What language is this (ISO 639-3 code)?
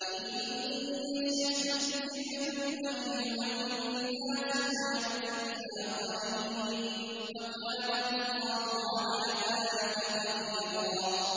ara